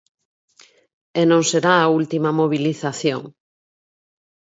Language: Galician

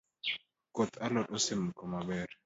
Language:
Luo (Kenya and Tanzania)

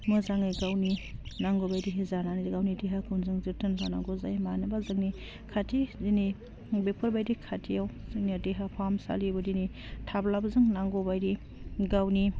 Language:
Bodo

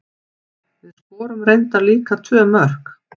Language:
Icelandic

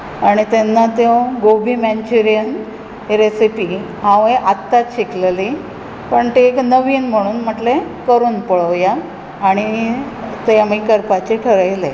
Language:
Konkani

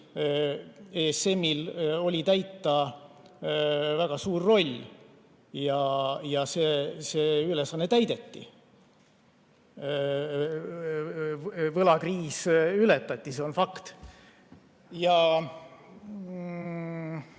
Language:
Estonian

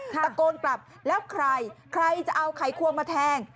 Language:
Thai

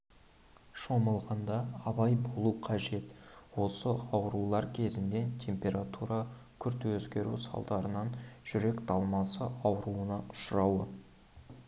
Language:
Kazakh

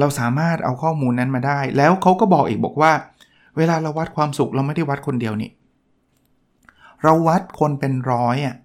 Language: Thai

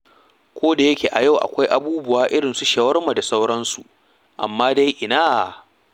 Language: Hausa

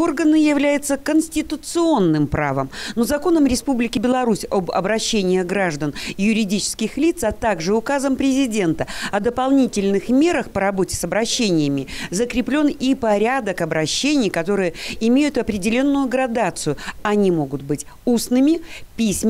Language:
Russian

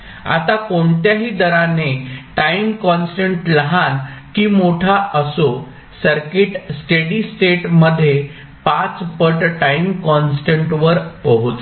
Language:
Marathi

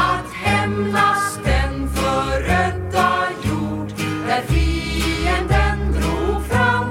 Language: Swedish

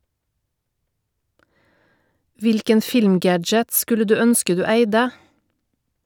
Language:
Norwegian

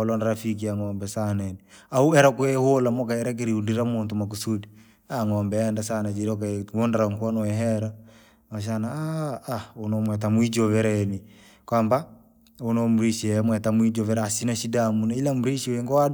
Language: Langi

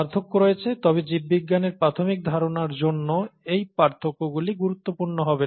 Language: Bangla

